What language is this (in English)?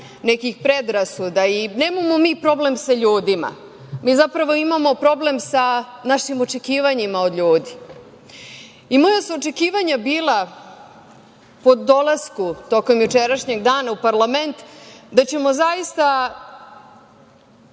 Serbian